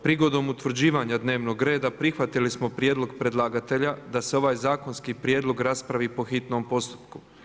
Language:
Croatian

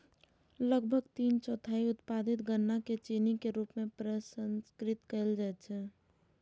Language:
Maithili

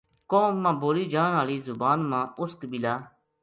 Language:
Gujari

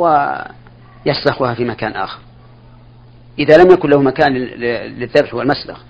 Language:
Arabic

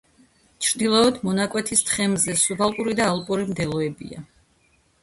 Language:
Georgian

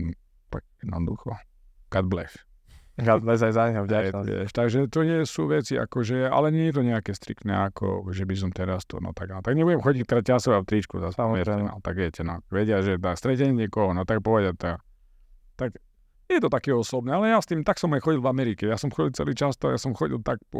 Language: Slovak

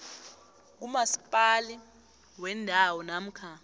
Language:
South Ndebele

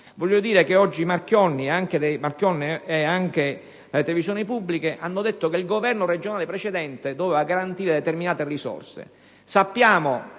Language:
Italian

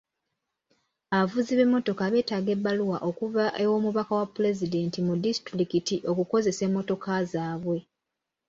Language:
Ganda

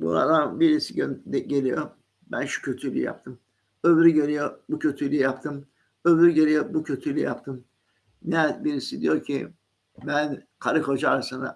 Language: Turkish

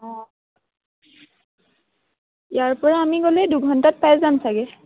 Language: Assamese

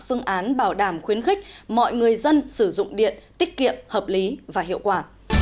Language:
Vietnamese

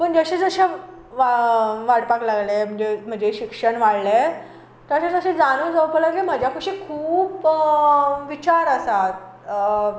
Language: Konkani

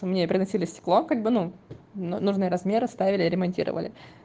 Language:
Russian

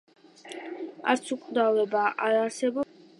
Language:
Georgian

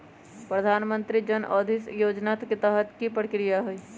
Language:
Magahi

